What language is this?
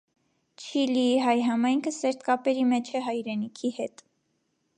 Armenian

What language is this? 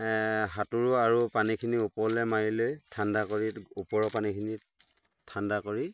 Assamese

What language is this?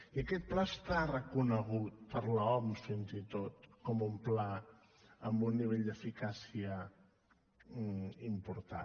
Catalan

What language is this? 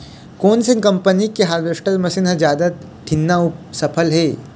Chhattisgarhi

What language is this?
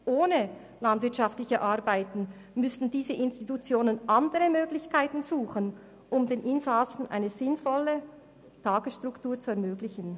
Swiss German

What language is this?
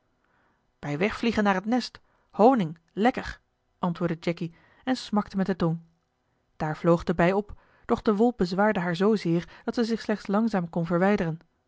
Dutch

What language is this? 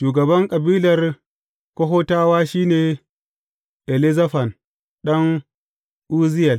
Hausa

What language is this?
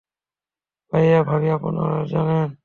Bangla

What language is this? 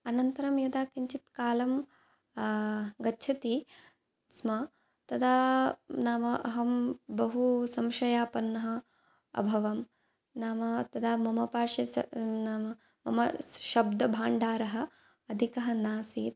Sanskrit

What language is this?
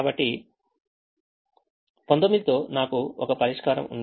Telugu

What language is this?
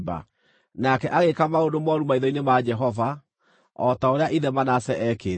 Kikuyu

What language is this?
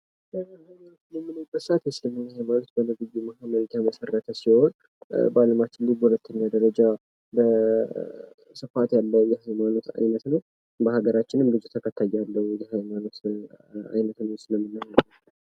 Amharic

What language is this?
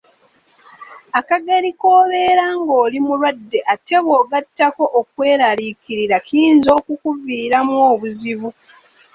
Ganda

